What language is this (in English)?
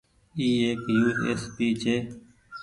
Goaria